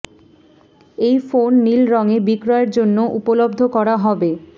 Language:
Bangla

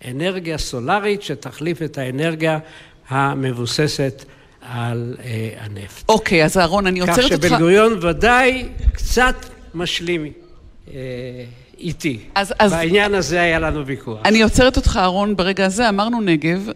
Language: Hebrew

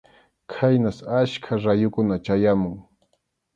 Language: Arequipa-La Unión Quechua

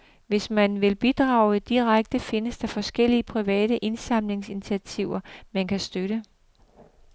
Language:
Danish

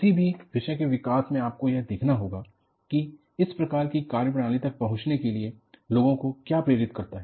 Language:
Hindi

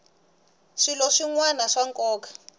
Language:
Tsonga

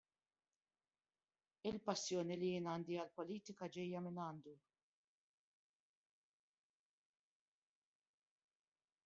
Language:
Maltese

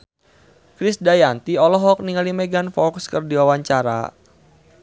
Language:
Sundanese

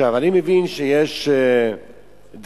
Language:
Hebrew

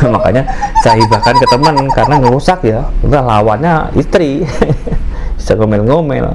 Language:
Indonesian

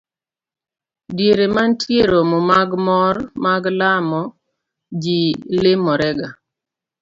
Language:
Luo (Kenya and Tanzania)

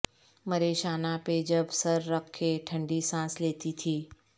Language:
Urdu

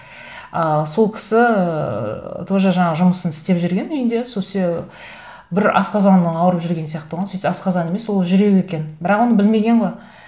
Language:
Kazakh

